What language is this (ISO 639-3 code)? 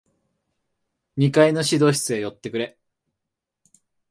jpn